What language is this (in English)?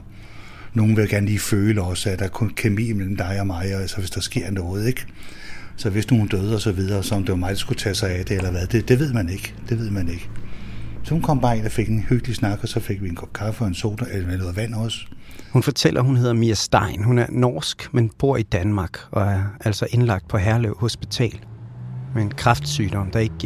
Danish